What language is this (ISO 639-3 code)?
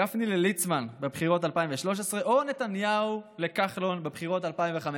heb